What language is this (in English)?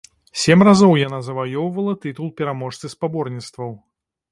Belarusian